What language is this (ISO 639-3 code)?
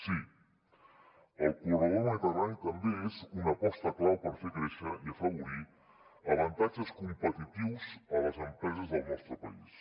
cat